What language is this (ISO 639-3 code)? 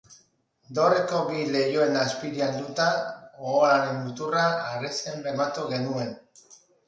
eus